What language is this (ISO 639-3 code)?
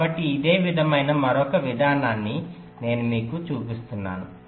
tel